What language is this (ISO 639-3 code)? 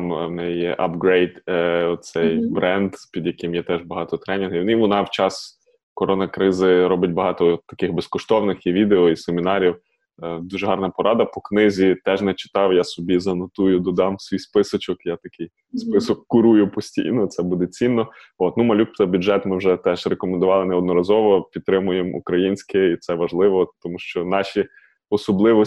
ukr